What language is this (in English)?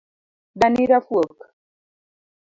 Luo (Kenya and Tanzania)